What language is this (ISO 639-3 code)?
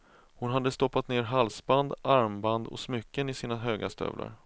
swe